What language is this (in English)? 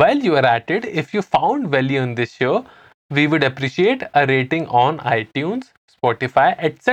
English